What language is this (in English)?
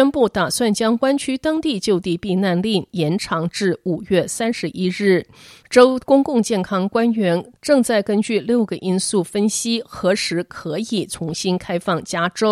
Chinese